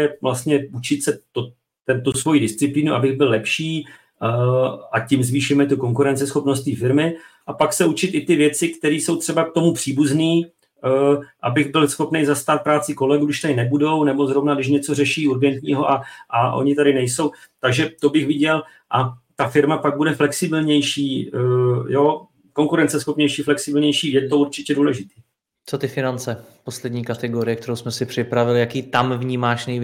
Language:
Czech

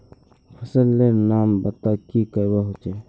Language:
Magahi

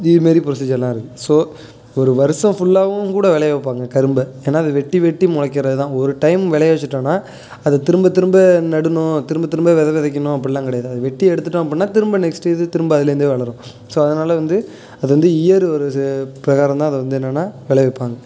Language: Tamil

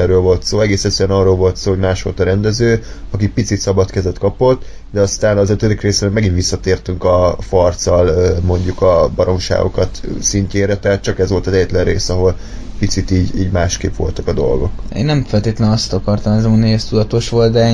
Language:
Hungarian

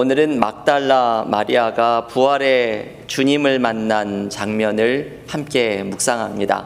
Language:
Korean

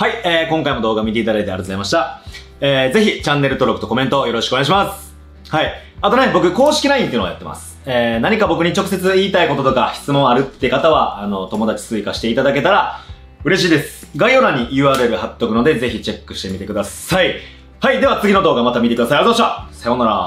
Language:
Japanese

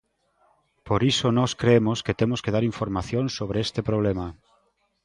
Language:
Galician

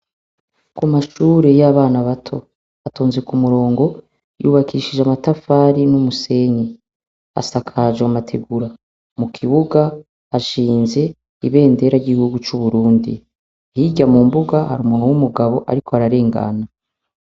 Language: Rundi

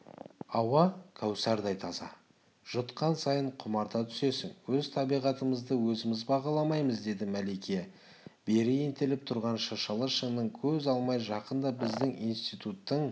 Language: Kazakh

